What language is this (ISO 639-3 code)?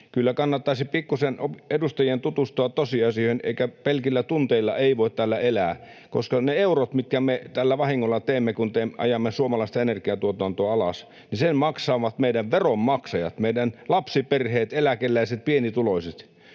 fin